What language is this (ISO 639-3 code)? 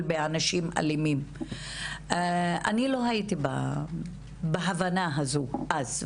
heb